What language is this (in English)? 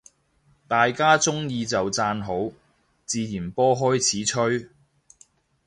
Cantonese